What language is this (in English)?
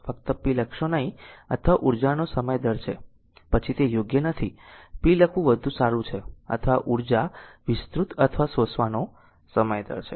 Gujarati